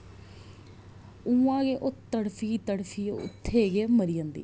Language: Dogri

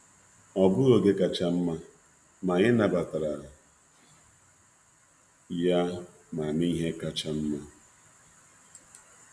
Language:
Igbo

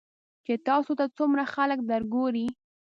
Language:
Pashto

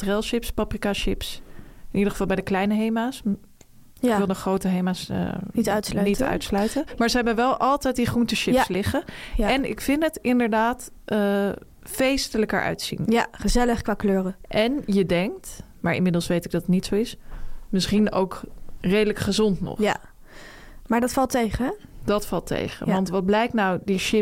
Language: Dutch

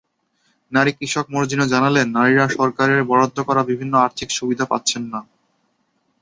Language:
Bangla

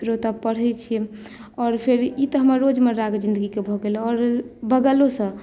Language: Maithili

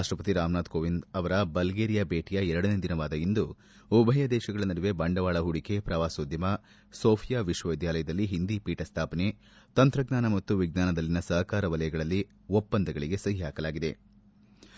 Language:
Kannada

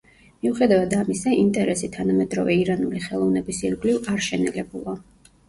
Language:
Georgian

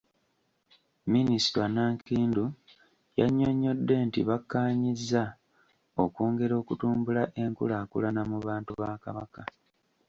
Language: Ganda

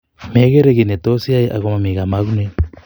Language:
Kalenjin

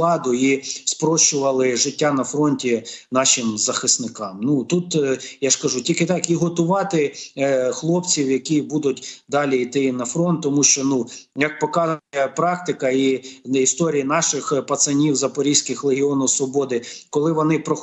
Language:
Ukrainian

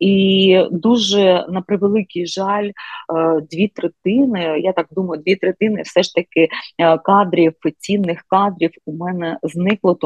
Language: Ukrainian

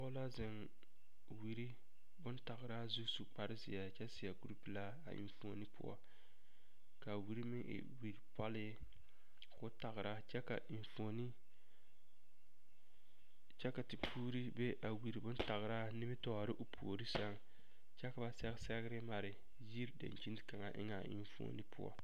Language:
Southern Dagaare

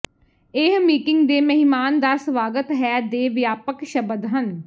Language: Punjabi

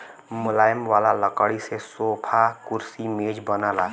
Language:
Bhojpuri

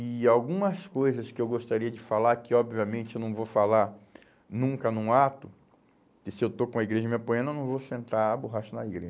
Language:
Portuguese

